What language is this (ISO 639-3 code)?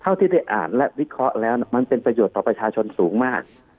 tha